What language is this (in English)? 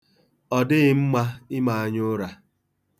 Igbo